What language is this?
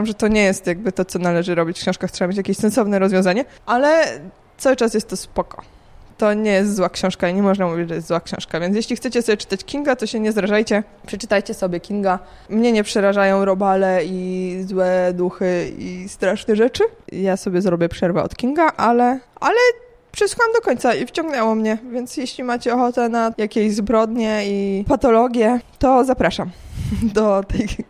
Polish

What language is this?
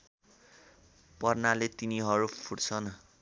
Nepali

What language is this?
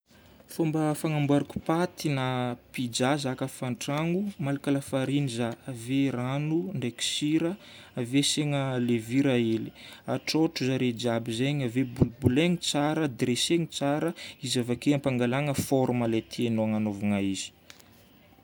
Northern Betsimisaraka Malagasy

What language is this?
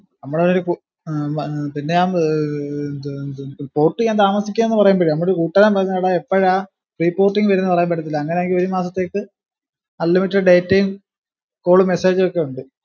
Malayalam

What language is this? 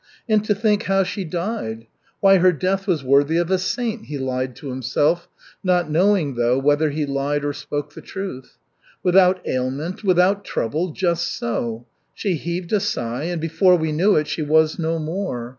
English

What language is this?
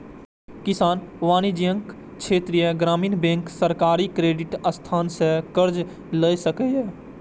Maithili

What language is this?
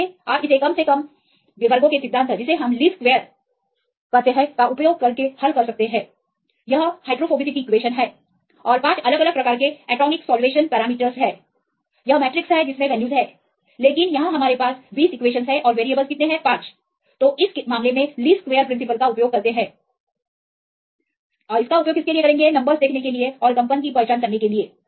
Hindi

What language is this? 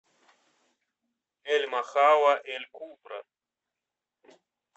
Russian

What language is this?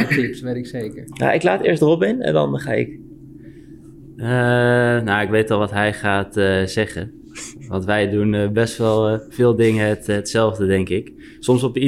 Dutch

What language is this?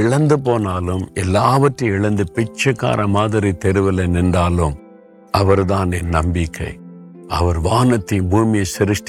Tamil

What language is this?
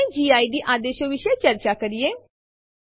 Gujarati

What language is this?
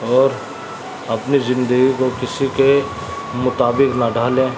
Urdu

